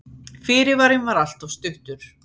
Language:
Icelandic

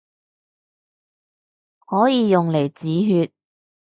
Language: Cantonese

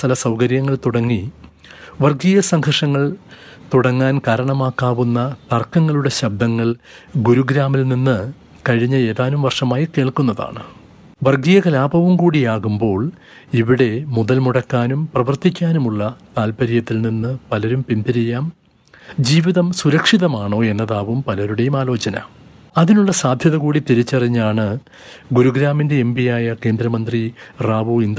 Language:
Malayalam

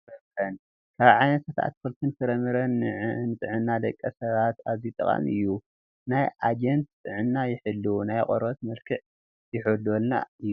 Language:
Tigrinya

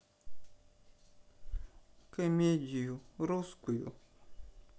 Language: Russian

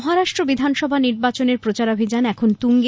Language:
Bangla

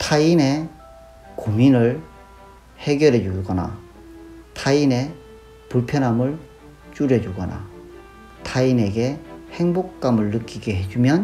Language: Korean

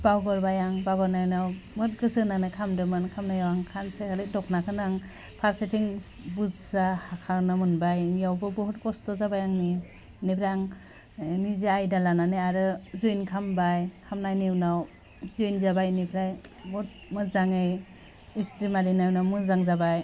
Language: Bodo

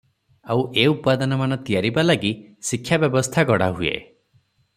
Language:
Odia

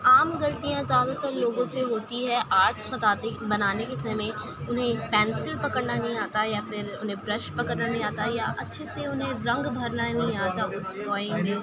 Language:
Urdu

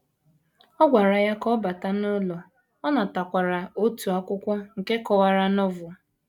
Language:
Igbo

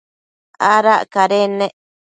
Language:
Matsés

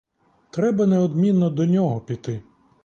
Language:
Ukrainian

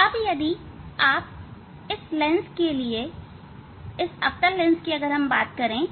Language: Hindi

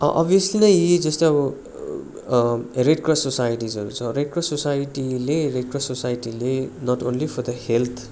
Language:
Nepali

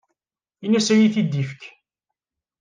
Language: Kabyle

